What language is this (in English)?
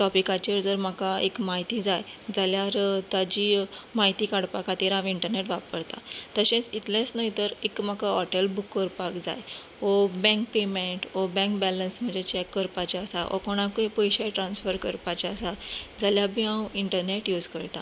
Konkani